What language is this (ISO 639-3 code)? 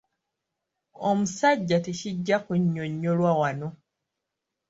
lug